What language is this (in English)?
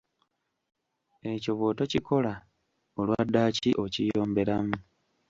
Ganda